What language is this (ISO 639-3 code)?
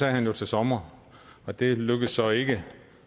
dan